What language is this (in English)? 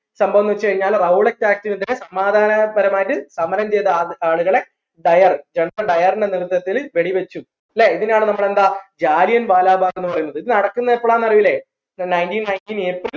Malayalam